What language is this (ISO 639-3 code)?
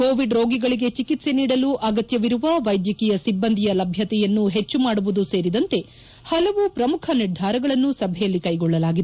kan